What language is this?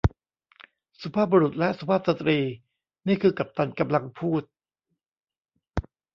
Thai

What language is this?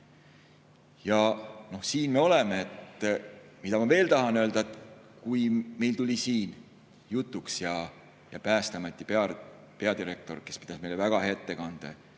Estonian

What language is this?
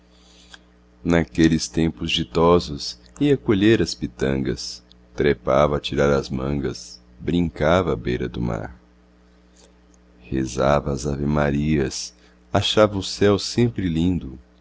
Portuguese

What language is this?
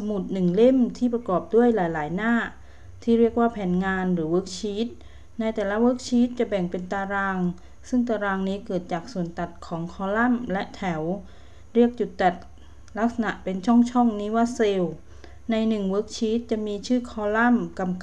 Thai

